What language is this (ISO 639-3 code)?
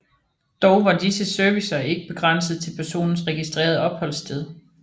dan